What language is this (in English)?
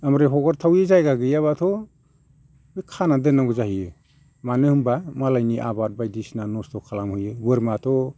Bodo